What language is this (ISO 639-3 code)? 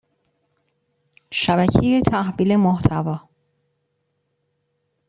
fas